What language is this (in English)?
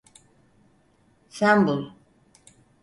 Turkish